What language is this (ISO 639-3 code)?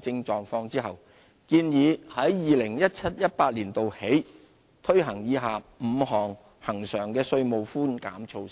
yue